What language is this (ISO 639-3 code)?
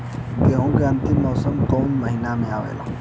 bho